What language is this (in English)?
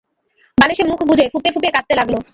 Bangla